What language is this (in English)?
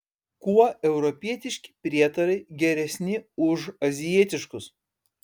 Lithuanian